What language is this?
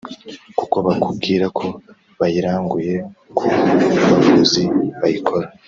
Kinyarwanda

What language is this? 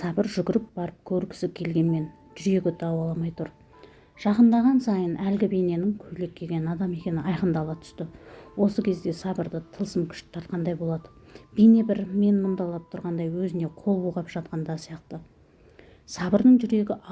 Turkish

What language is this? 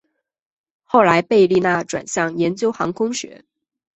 Chinese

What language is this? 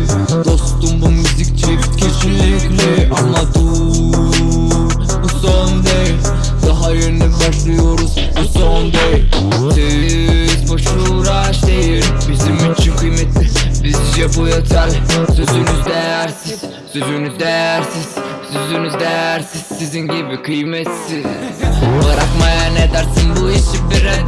Turkish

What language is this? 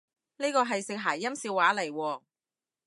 Cantonese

